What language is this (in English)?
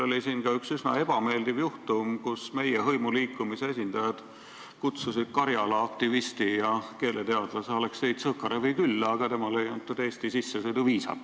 Estonian